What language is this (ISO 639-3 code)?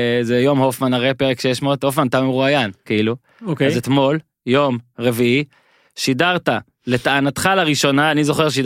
heb